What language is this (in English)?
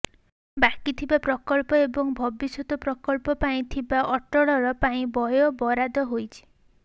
Odia